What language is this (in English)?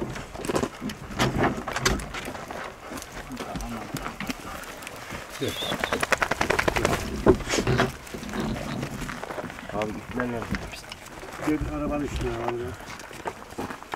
Turkish